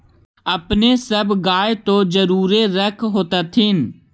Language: Magahi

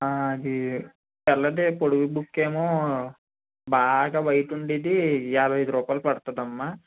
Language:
Telugu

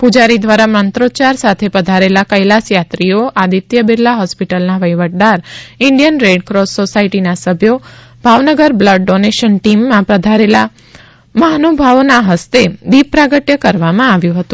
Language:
Gujarati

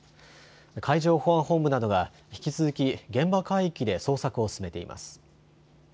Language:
Japanese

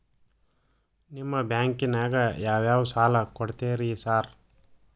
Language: Kannada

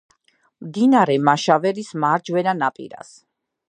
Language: Georgian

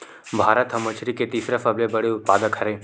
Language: Chhattisgarhi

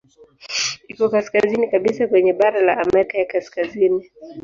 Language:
Swahili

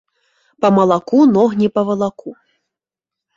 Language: Belarusian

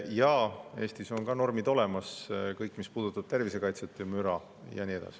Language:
Estonian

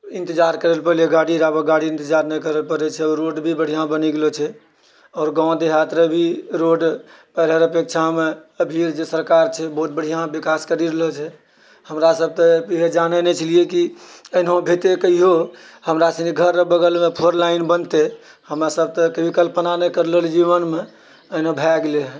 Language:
Maithili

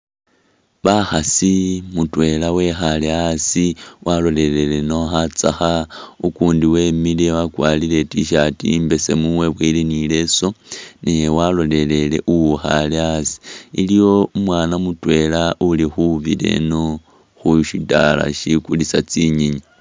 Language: Masaaba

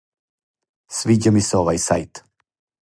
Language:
Serbian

